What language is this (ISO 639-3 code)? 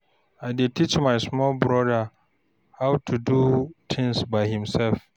pcm